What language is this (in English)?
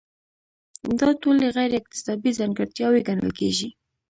Pashto